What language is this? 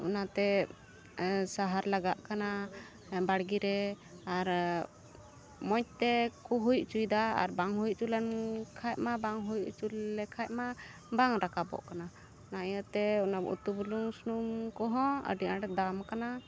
Santali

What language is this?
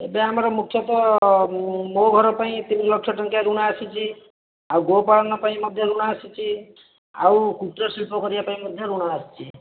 Odia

